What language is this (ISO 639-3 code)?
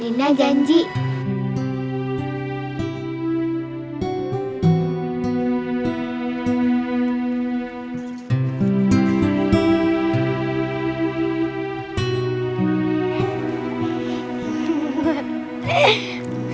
ind